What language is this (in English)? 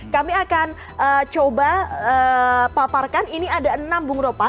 Indonesian